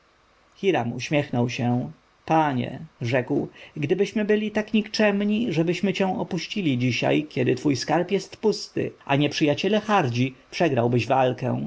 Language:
Polish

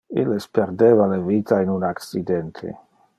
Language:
Interlingua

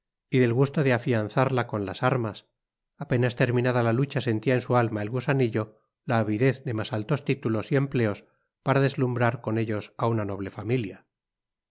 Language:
Spanish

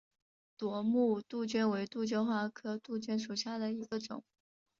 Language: Chinese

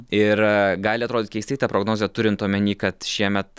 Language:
Lithuanian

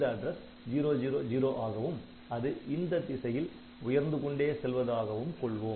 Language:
Tamil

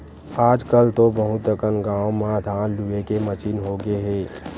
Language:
Chhattisgarhi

